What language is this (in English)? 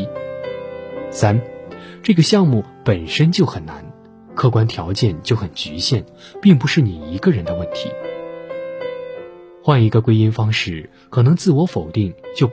Chinese